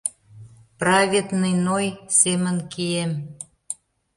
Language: Mari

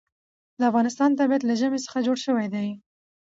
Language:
Pashto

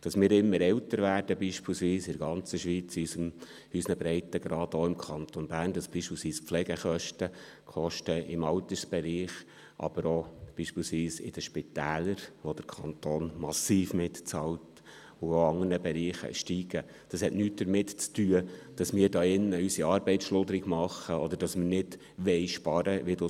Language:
Swiss German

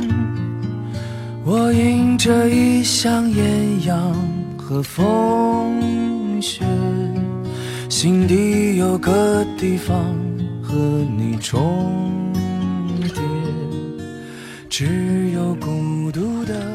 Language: Chinese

